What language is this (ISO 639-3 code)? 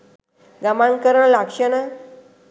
sin